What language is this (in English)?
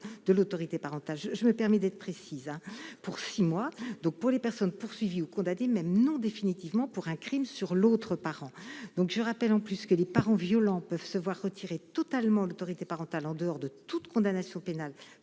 French